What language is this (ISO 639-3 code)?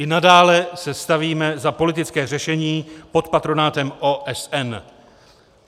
ces